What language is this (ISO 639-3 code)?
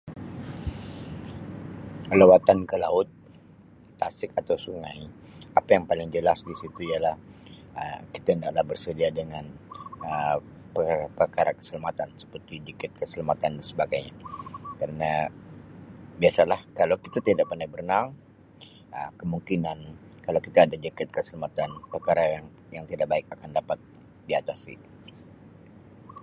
msi